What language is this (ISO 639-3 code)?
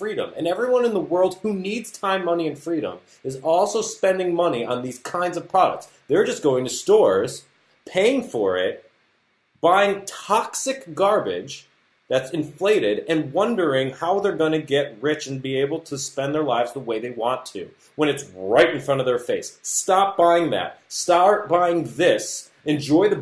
eng